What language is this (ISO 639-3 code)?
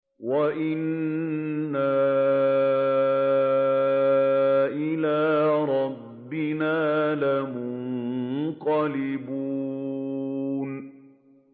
ara